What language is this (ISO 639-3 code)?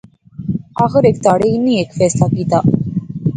phr